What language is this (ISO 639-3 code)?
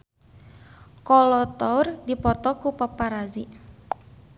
sun